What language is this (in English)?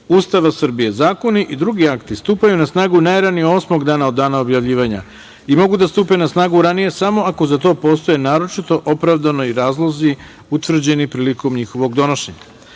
Serbian